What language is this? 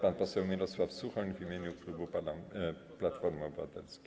Polish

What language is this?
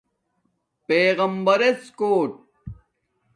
Domaaki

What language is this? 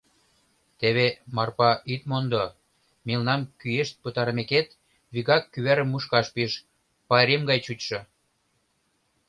Mari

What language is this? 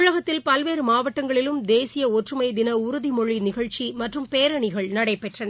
Tamil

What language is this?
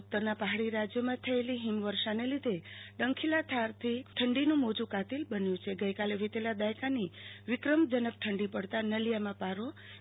Gujarati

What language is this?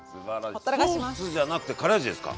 Japanese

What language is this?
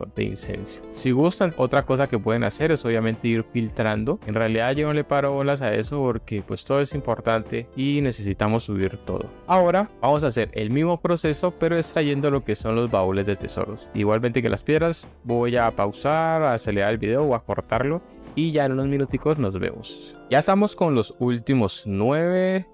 Spanish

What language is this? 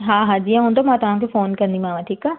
Sindhi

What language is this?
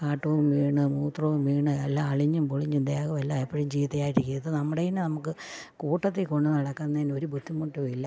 Malayalam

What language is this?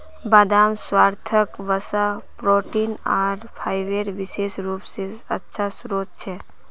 Magahi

